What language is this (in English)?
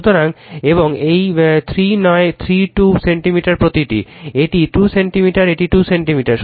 Bangla